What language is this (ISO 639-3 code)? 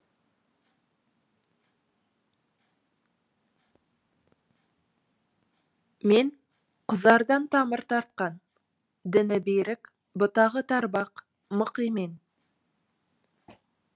kaz